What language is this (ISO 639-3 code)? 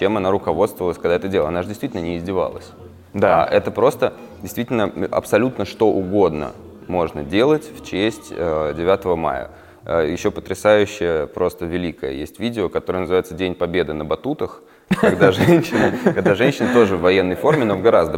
rus